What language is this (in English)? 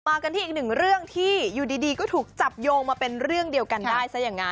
Thai